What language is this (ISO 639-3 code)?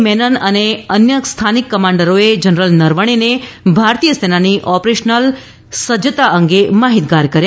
guj